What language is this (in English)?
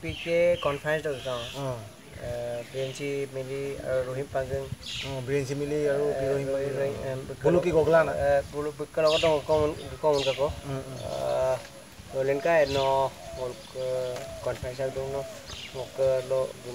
Indonesian